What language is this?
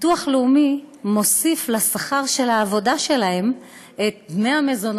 Hebrew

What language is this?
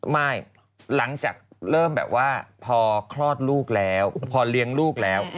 Thai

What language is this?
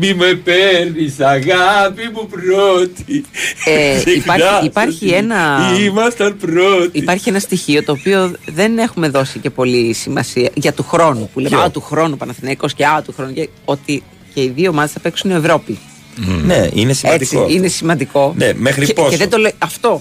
Greek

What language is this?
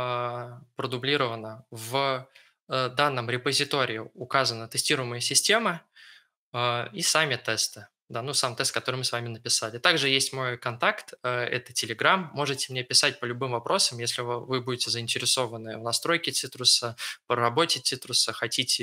Russian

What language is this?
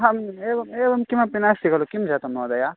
Sanskrit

